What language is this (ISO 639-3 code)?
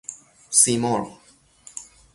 fas